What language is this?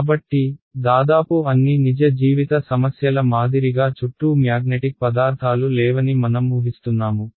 Telugu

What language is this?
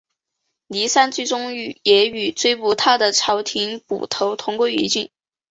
Chinese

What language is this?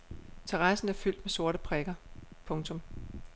Danish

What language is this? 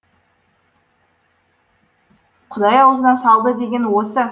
Kazakh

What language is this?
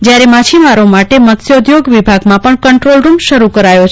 Gujarati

